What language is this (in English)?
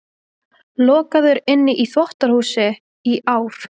Icelandic